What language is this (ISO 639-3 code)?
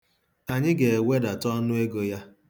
ibo